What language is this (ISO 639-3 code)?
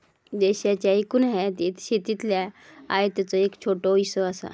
mar